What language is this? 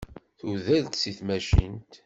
Kabyle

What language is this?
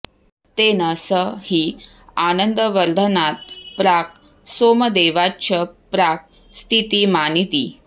Sanskrit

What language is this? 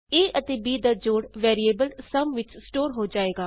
Punjabi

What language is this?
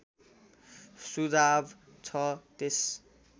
Nepali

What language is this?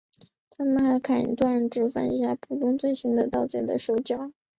Chinese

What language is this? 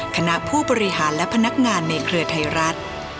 Thai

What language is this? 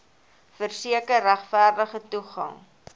Afrikaans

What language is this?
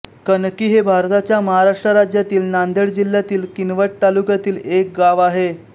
Marathi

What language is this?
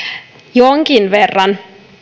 Finnish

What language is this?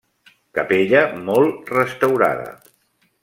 Catalan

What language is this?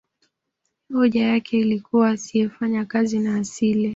Swahili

